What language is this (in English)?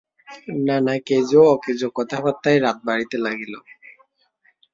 Bangla